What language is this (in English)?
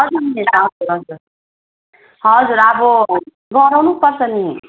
Nepali